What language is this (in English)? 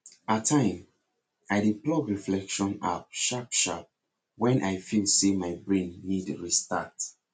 Nigerian Pidgin